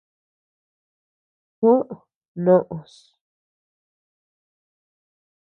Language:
Tepeuxila Cuicatec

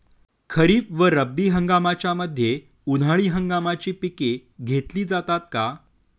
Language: Marathi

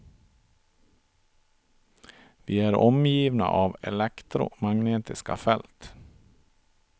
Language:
Swedish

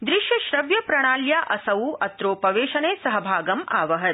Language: Sanskrit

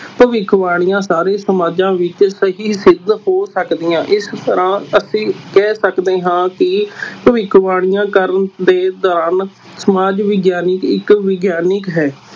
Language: Punjabi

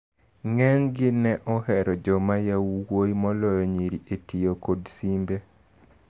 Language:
Luo (Kenya and Tanzania)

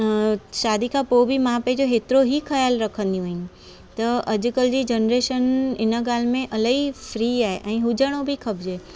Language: Sindhi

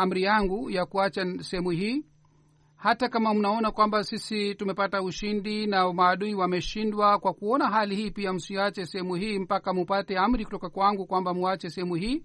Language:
Swahili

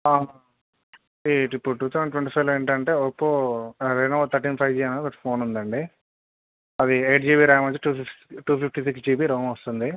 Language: Telugu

